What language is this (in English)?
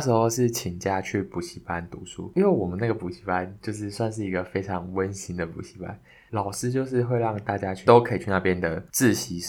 Chinese